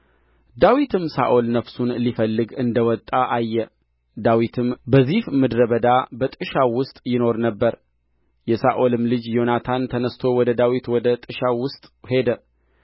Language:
Amharic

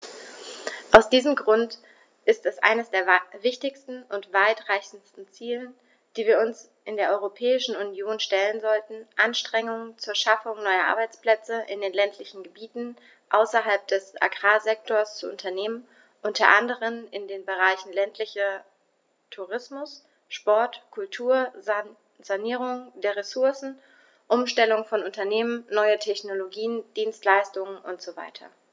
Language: German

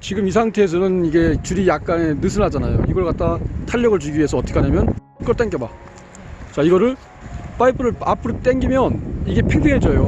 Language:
Korean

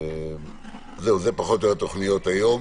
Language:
Hebrew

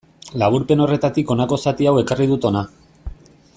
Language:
Basque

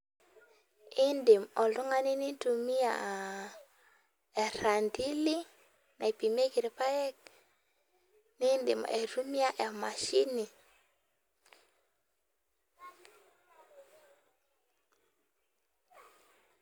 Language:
Masai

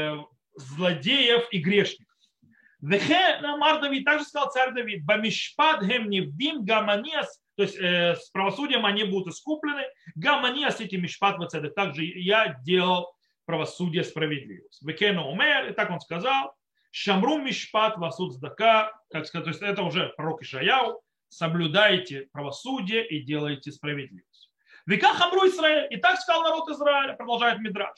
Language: Russian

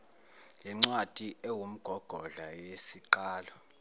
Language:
Zulu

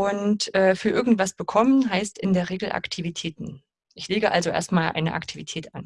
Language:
German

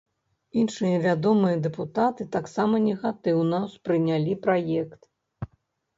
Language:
Belarusian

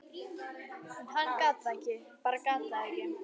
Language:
Icelandic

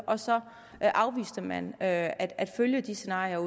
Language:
Danish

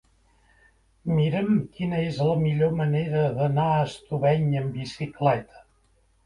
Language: Catalan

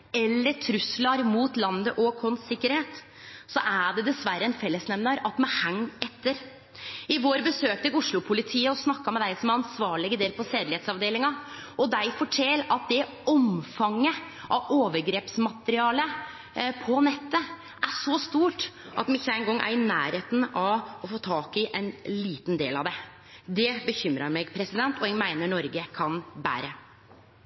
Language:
Norwegian Nynorsk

